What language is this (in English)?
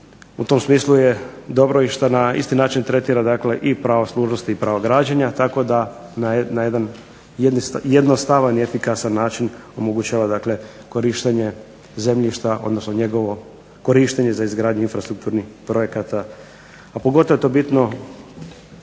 Croatian